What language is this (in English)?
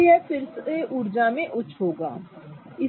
Hindi